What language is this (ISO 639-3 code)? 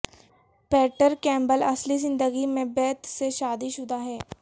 urd